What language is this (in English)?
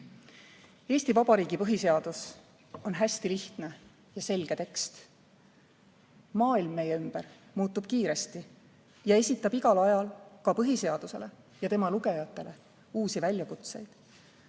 Estonian